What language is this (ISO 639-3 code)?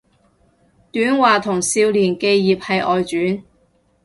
yue